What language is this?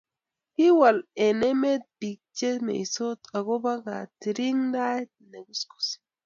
Kalenjin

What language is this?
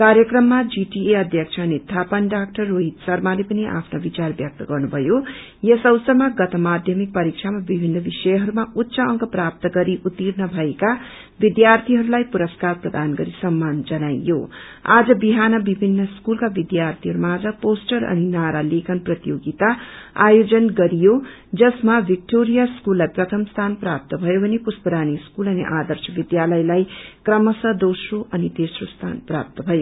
Nepali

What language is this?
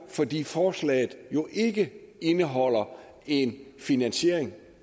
Danish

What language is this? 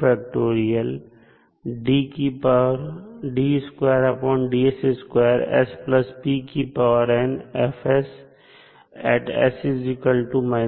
Hindi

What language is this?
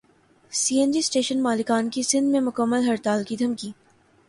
Urdu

